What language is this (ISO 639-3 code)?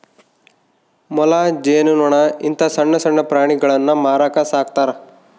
kan